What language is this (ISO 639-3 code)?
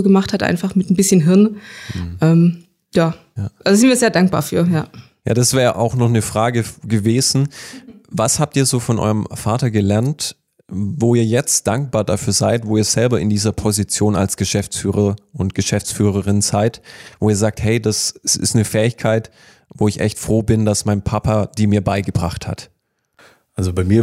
deu